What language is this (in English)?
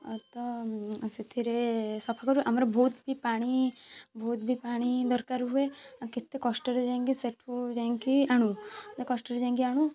Odia